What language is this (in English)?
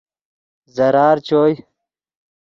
Yidgha